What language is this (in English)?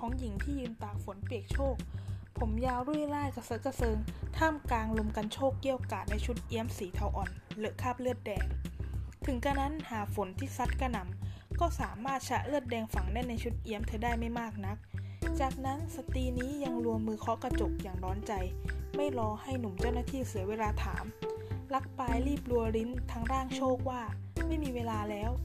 Thai